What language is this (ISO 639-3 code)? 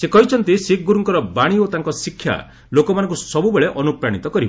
ori